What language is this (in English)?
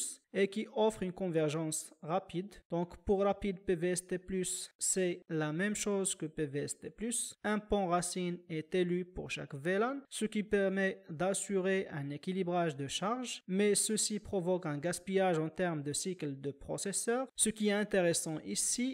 French